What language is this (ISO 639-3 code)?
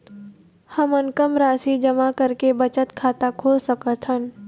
hne